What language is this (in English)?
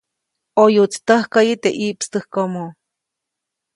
Copainalá Zoque